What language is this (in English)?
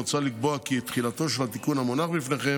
Hebrew